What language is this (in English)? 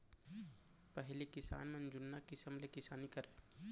Chhattisgarhi